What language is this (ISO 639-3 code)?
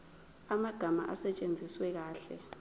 zul